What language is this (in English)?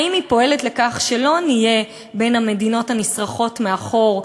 Hebrew